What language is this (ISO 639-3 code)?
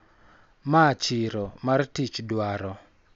luo